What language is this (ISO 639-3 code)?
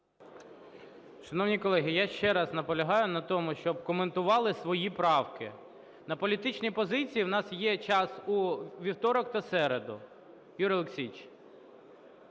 ukr